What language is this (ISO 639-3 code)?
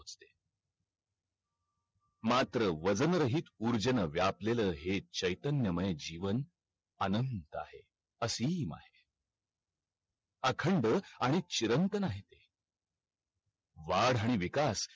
mar